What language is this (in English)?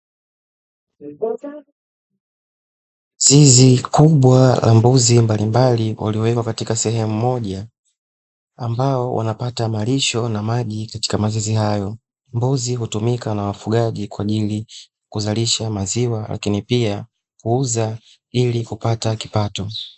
Swahili